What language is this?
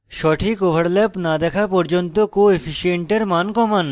Bangla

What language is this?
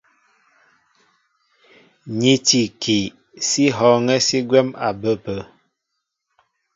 Mbo (Cameroon)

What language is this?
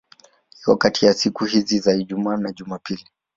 Swahili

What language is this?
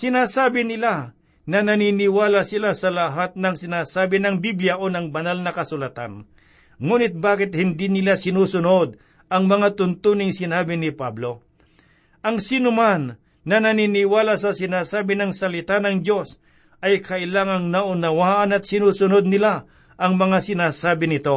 Filipino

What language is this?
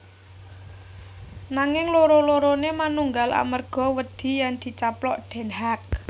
Javanese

